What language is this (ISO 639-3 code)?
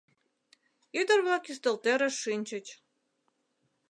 chm